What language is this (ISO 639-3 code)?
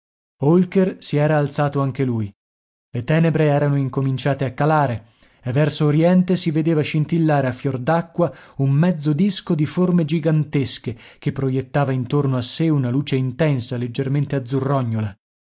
ita